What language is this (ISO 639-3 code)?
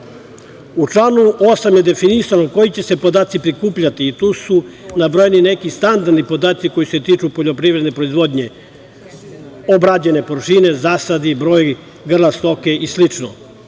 srp